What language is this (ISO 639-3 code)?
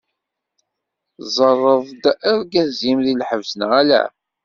kab